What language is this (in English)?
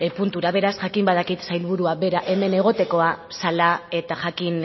Basque